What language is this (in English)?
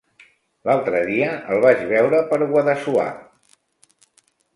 Catalan